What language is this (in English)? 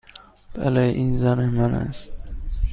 Persian